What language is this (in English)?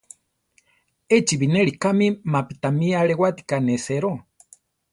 Central Tarahumara